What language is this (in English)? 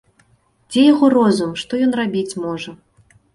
Belarusian